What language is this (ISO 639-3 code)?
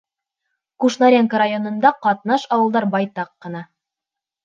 bak